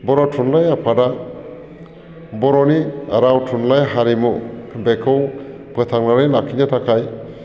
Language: Bodo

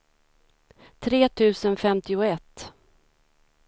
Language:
Swedish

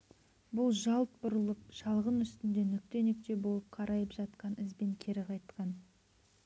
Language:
Kazakh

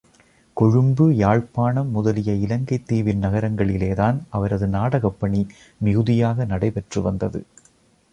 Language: Tamil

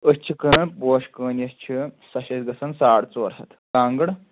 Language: Kashmiri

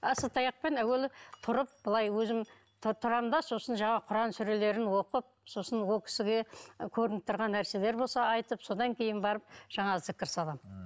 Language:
Kazakh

